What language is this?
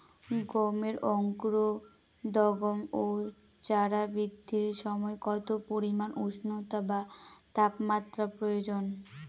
Bangla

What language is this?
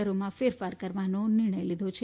Gujarati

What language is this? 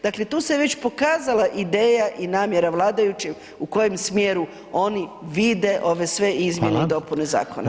Croatian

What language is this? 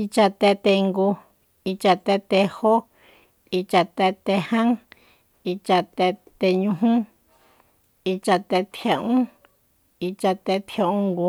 Soyaltepec Mazatec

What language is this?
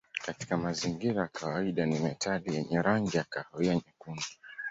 Swahili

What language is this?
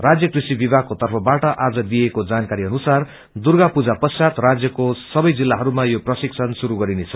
Nepali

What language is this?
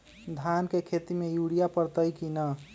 Magahi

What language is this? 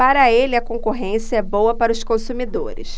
Portuguese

